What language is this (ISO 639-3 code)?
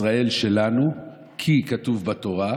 heb